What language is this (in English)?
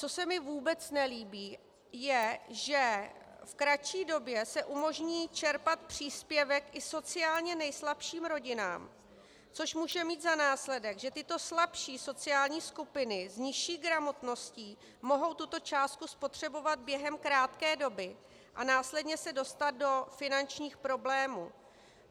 Czech